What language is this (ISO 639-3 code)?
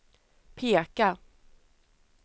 swe